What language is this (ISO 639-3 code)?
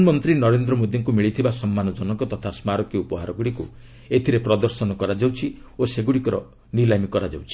ori